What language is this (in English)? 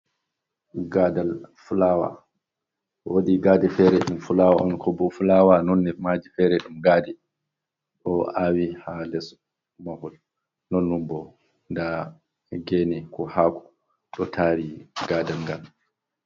Fula